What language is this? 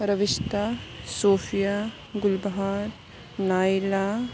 Urdu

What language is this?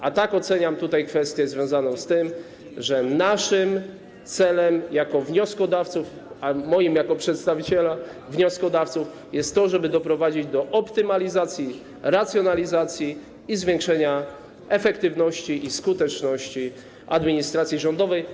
Polish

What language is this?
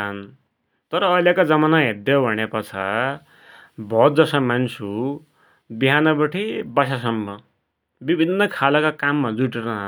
Dotyali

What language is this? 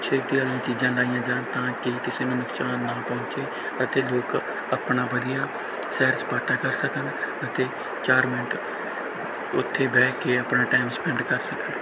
Punjabi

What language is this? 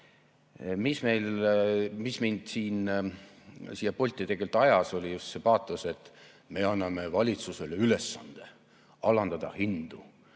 Estonian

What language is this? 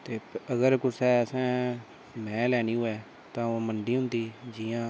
Dogri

